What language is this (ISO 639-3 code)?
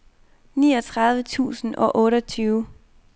dan